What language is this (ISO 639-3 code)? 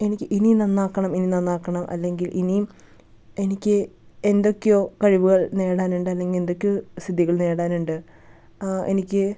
mal